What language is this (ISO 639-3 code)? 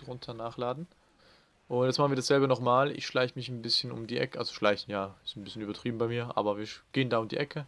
deu